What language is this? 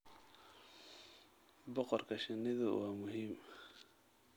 Somali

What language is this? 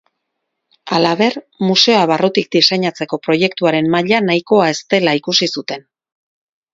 Basque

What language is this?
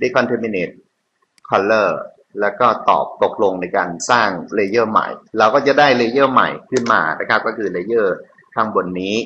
Thai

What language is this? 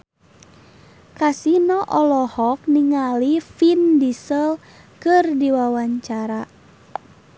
Sundanese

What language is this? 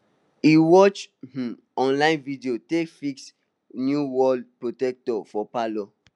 Nigerian Pidgin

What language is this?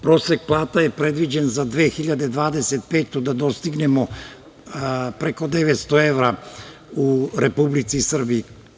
Serbian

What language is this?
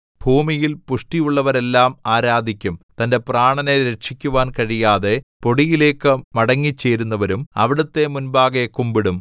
Malayalam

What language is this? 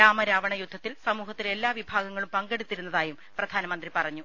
Malayalam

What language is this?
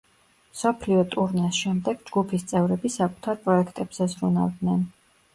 Georgian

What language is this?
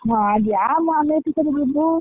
Odia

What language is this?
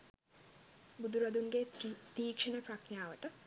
Sinhala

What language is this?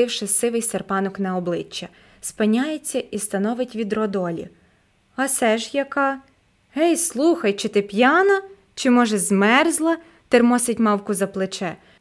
Ukrainian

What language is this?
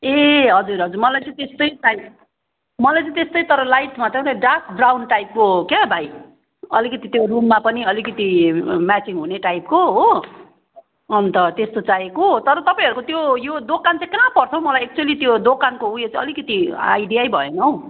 Nepali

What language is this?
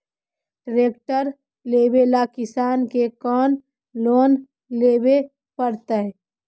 Magahi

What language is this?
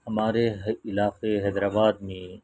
Urdu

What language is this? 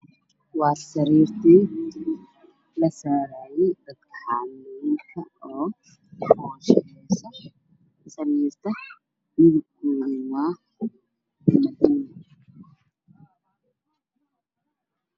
Somali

